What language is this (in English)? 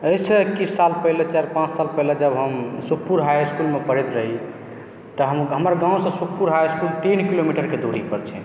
Maithili